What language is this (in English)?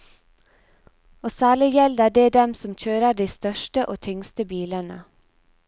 Norwegian